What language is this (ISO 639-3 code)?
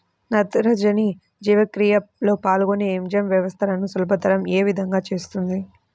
tel